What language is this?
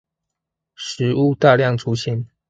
Chinese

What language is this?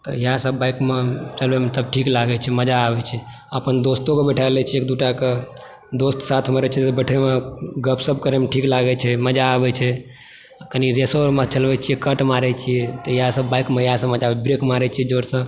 Maithili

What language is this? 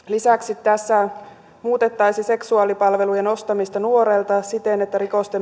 Finnish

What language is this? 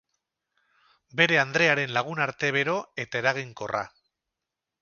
Basque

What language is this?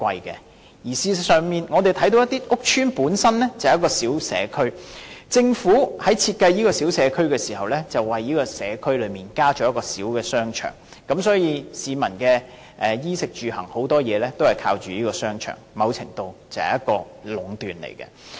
Cantonese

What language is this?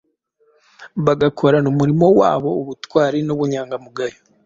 Kinyarwanda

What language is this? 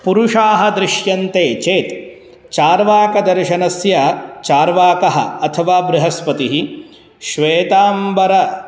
Sanskrit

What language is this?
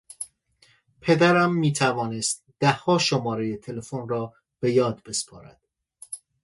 Persian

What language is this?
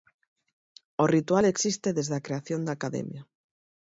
Galician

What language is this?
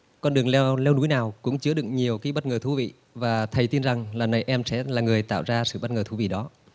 Vietnamese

